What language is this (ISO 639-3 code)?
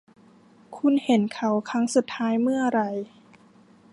tha